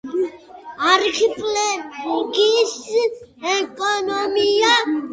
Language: Georgian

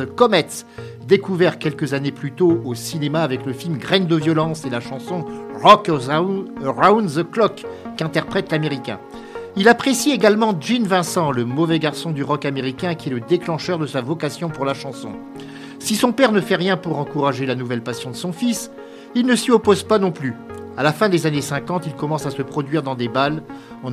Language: French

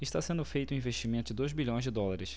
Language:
Portuguese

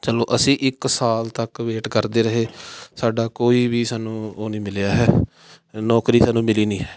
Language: Punjabi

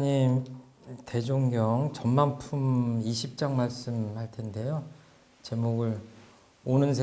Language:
Korean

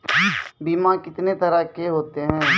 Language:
Maithili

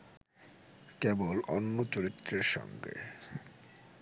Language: Bangla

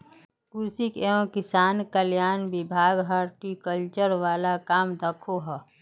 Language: Magahi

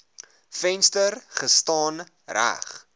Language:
Afrikaans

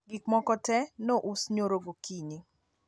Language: Luo (Kenya and Tanzania)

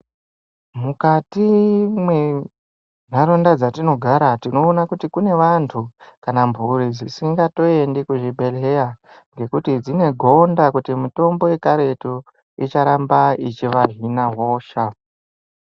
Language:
Ndau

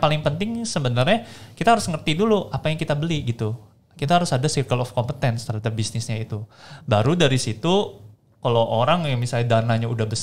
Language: Indonesian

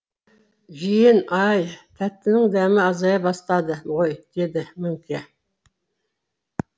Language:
Kazakh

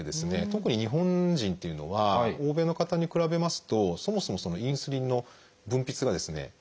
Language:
Japanese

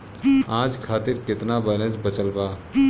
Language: Bhojpuri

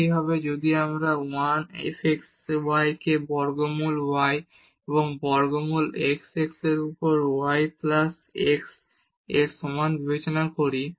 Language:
Bangla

